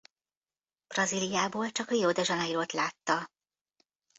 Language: Hungarian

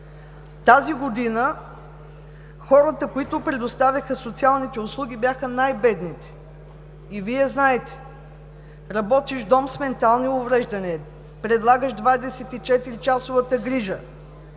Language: Bulgarian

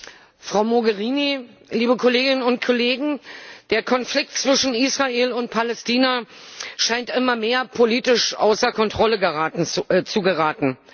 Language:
German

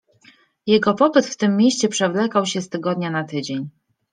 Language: Polish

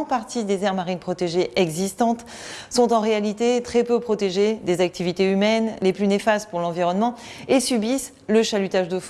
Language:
French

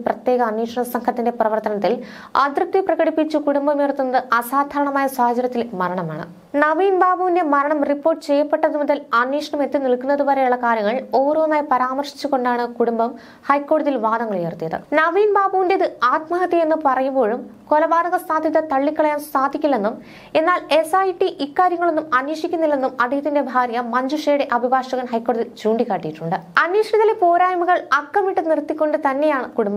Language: Malayalam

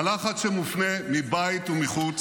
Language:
Hebrew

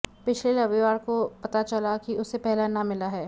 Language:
Hindi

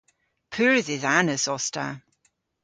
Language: Cornish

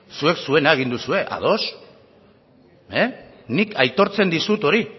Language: Basque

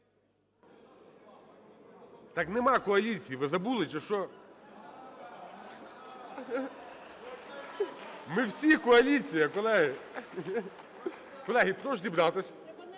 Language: Ukrainian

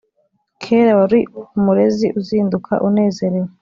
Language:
Kinyarwanda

